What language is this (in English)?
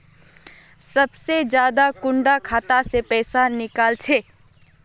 Magahi